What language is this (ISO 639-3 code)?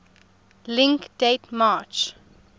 eng